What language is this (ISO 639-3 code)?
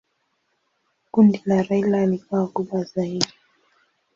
swa